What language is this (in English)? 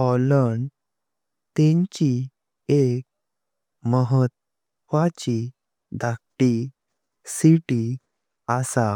Konkani